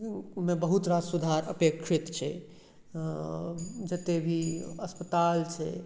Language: Maithili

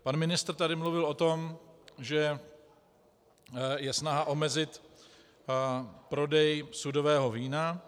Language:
Czech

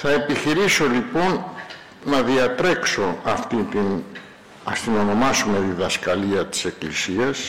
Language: Greek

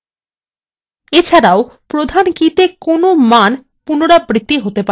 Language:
Bangla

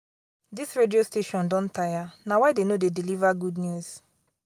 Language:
Nigerian Pidgin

